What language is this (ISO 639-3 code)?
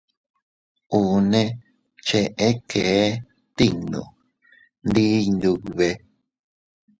cut